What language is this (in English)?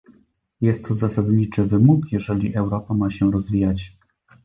Polish